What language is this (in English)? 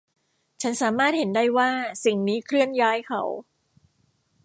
Thai